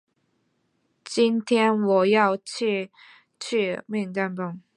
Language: Chinese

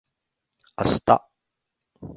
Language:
Japanese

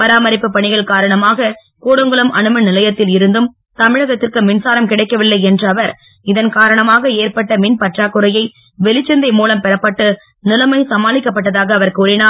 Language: Tamil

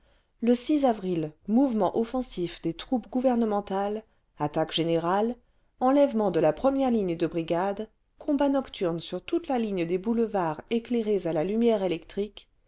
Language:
French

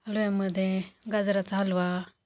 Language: Marathi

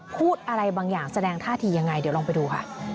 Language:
Thai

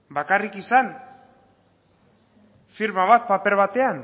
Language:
Basque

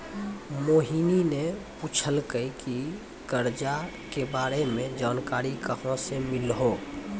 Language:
Maithili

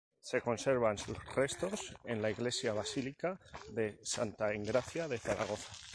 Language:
Spanish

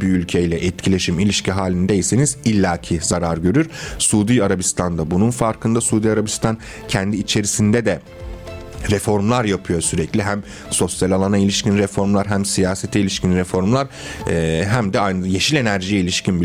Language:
Turkish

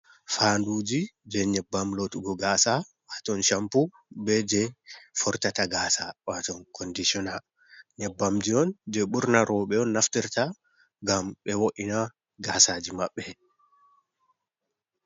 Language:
Fula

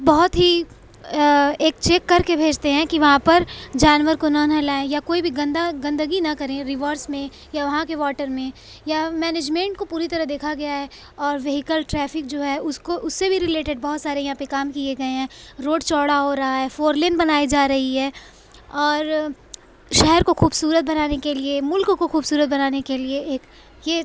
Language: Urdu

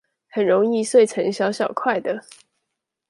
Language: Chinese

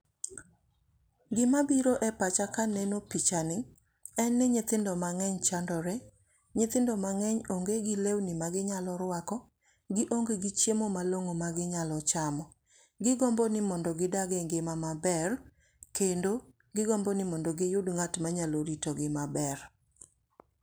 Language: Luo (Kenya and Tanzania)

